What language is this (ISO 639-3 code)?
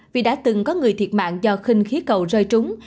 vie